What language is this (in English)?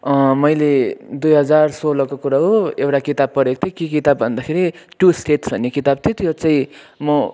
Nepali